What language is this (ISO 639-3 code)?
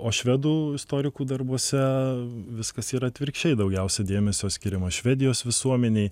lit